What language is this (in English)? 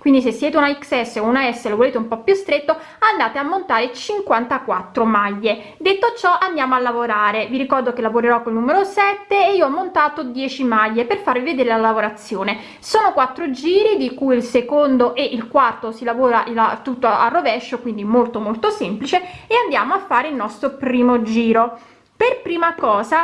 Italian